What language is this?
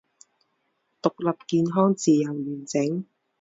Chinese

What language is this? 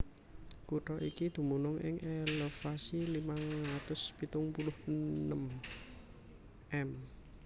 Javanese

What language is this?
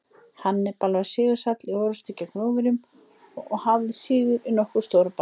Icelandic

